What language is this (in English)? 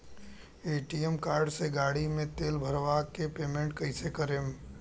Bhojpuri